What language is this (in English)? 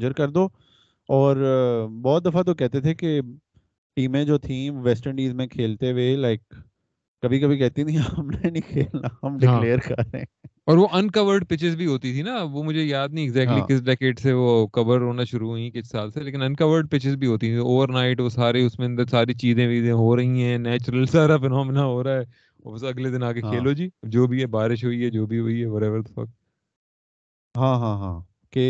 Urdu